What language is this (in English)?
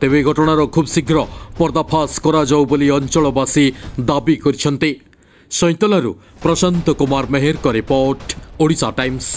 Romanian